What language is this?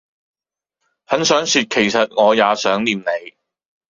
Cantonese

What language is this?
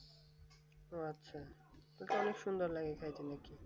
Bangla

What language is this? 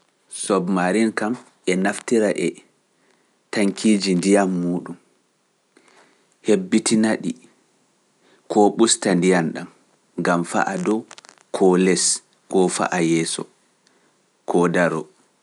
Pular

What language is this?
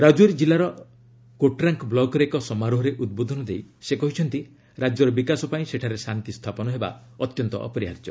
Odia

